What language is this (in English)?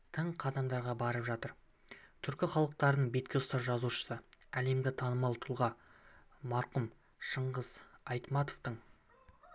Kazakh